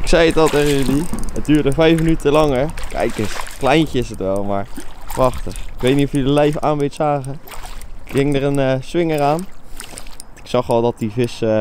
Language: Dutch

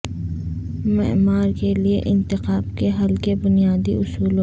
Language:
Urdu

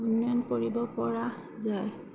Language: Assamese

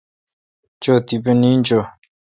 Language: Kalkoti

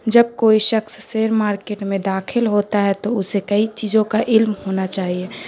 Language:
Urdu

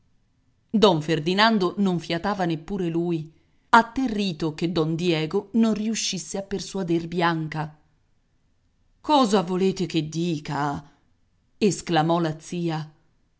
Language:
Italian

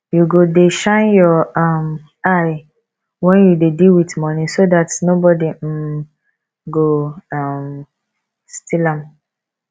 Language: Nigerian Pidgin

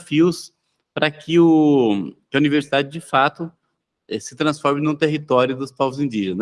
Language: Portuguese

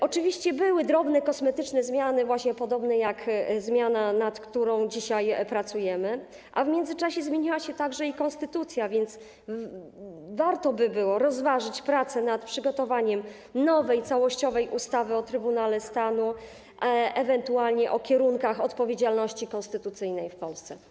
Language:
Polish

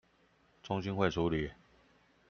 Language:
Chinese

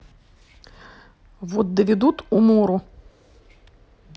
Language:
Russian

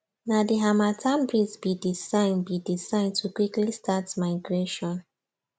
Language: Nigerian Pidgin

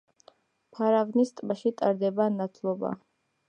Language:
Georgian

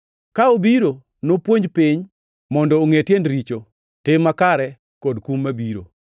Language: Luo (Kenya and Tanzania)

